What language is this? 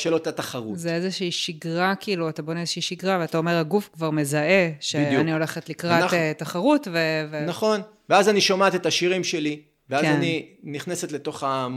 Hebrew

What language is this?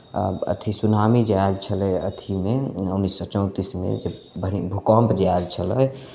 Maithili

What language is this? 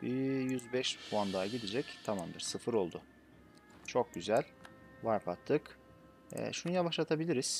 Turkish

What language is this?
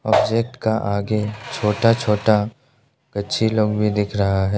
Hindi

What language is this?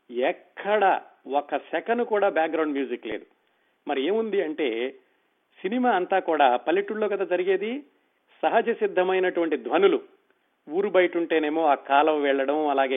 Telugu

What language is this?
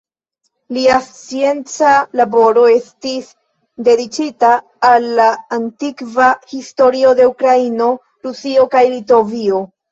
Esperanto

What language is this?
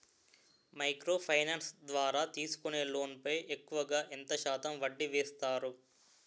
Telugu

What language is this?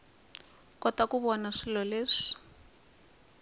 Tsonga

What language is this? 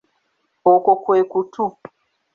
Ganda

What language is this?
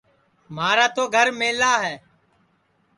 Sansi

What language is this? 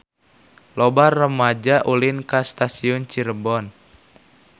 Sundanese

